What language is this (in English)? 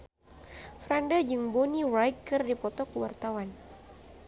Sundanese